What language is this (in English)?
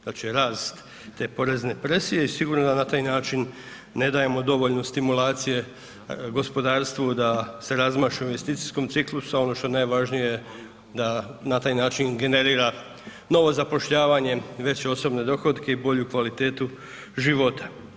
Croatian